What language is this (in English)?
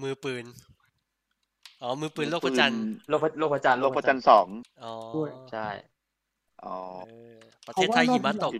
Thai